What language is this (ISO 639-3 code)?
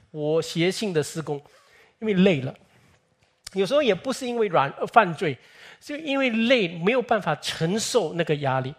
zho